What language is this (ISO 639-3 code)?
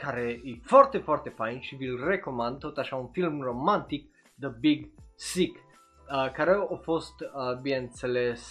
ron